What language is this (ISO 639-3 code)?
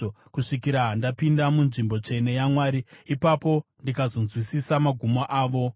sna